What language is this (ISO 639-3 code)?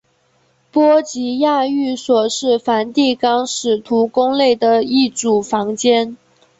zho